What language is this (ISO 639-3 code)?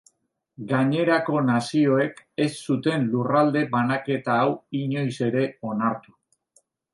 eus